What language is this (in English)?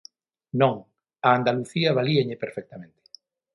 Galician